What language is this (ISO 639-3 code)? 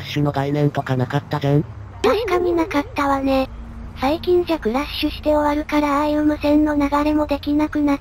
jpn